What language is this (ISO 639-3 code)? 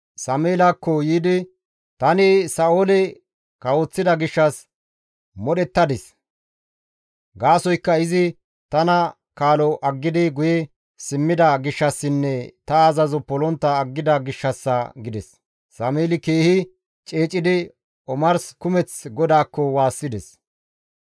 gmv